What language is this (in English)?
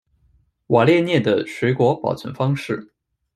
Chinese